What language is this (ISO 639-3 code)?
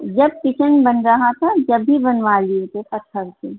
urd